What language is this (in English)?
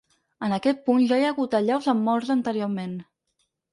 Catalan